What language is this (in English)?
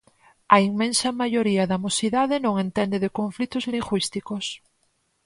Galician